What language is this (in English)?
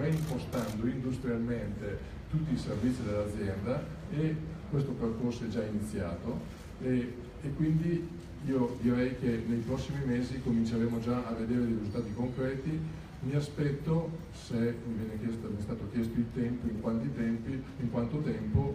Italian